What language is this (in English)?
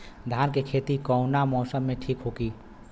Bhojpuri